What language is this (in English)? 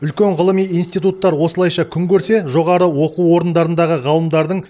Kazakh